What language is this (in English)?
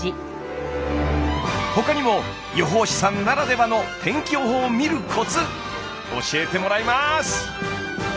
Japanese